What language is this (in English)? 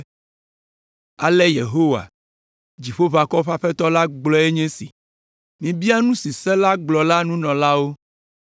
Ewe